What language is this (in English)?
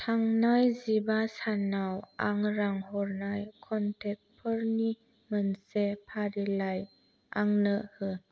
Bodo